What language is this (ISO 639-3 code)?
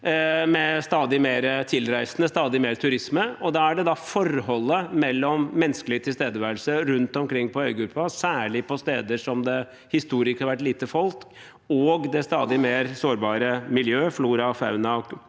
nor